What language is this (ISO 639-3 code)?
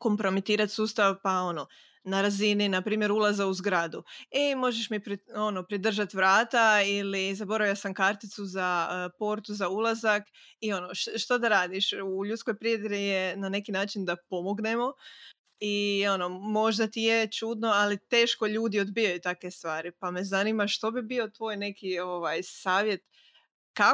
hrv